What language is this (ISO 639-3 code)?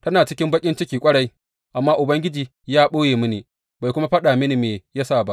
hau